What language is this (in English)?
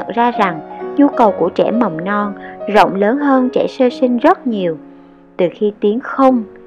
Vietnamese